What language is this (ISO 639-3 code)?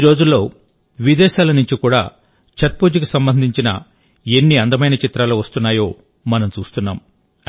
tel